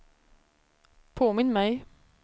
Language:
Swedish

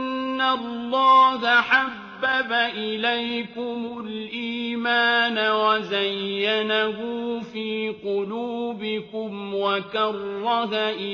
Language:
Arabic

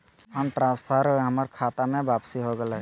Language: Magahi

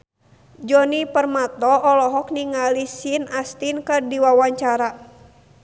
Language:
Sundanese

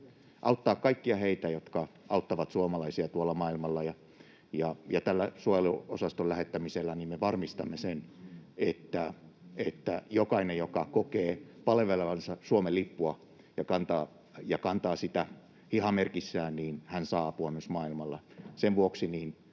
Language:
Finnish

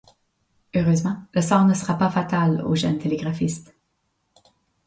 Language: French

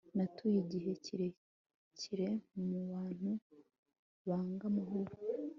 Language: Kinyarwanda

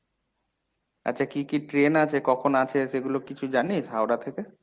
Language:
Bangla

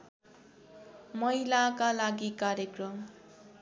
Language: Nepali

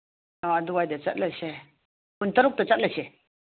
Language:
Manipuri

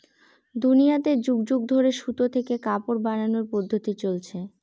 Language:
Bangla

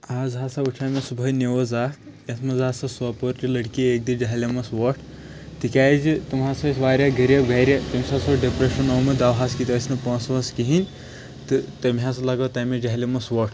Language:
Kashmiri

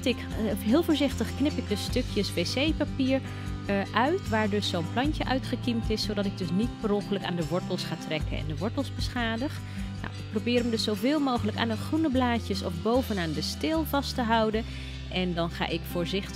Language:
Dutch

